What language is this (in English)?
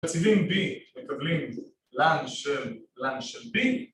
Hebrew